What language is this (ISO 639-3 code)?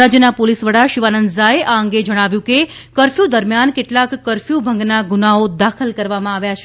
guj